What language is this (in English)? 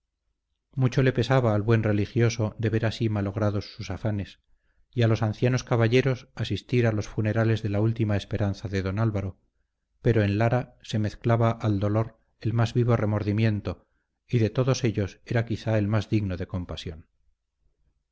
Spanish